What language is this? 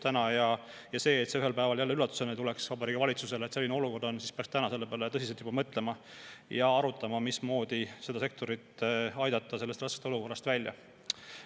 Estonian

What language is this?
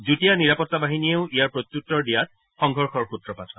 Assamese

